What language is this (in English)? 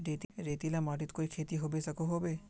Magahi